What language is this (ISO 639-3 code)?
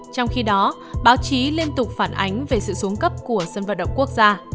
vie